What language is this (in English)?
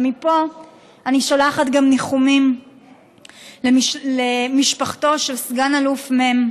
Hebrew